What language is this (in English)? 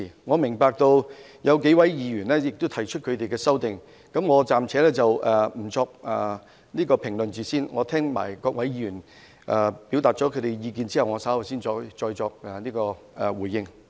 Cantonese